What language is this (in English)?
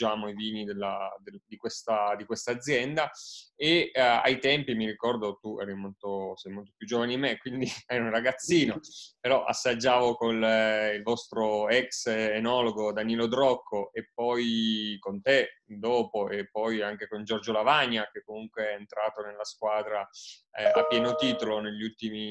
Italian